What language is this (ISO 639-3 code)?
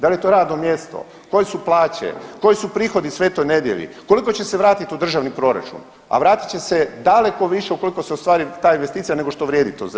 hrv